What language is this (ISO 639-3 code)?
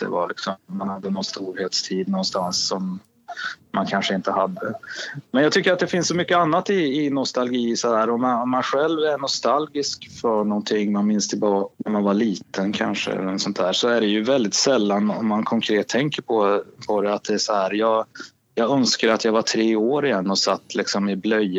swe